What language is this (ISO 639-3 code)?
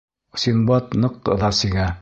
bak